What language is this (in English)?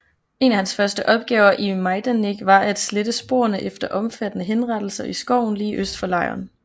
Danish